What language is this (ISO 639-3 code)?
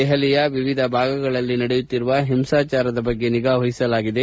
kan